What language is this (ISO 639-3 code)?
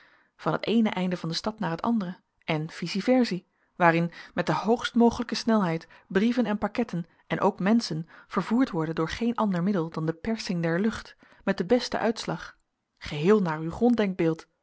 nld